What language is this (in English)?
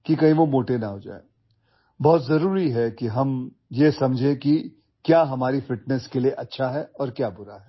Assamese